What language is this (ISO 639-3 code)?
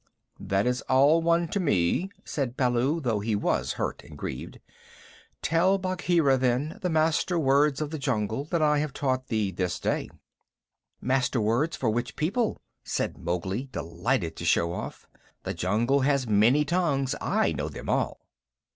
eng